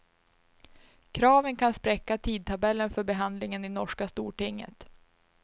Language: Swedish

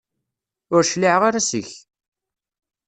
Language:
Kabyle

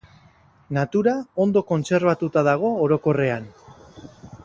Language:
Basque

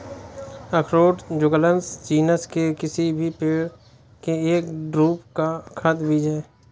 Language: Hindi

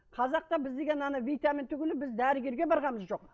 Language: Kazakh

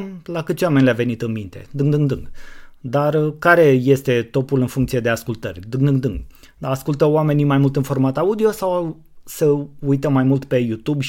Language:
Romanian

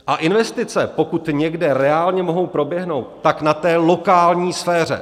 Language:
Czech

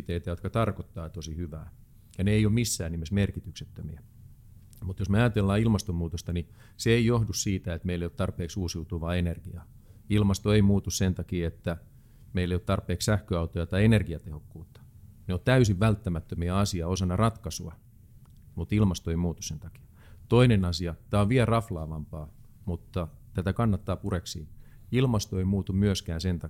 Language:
Finnish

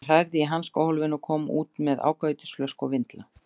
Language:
Icelandic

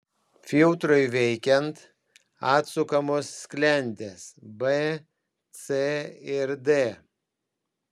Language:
Lithuanian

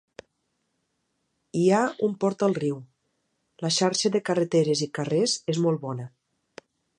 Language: Catalan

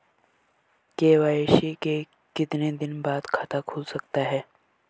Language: Hindi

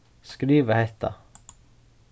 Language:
Faroese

